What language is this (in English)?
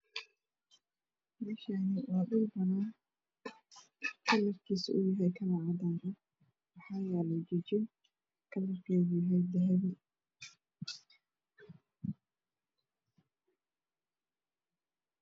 Somali